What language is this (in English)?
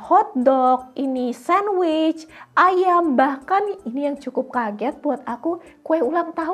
Indonesian